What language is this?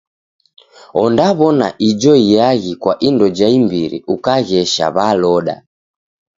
Taita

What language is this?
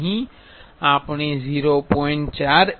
Gujarati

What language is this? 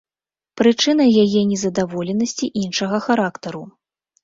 Belarusian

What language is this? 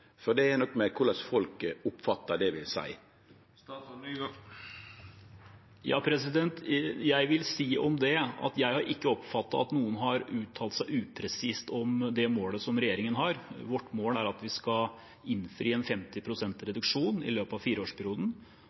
Norwegian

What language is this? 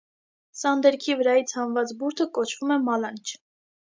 Armenian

